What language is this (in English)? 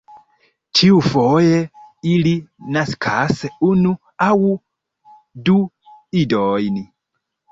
Esperanto